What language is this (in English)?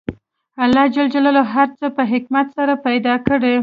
Pashto